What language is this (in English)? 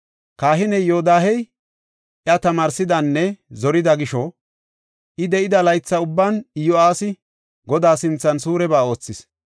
Gofa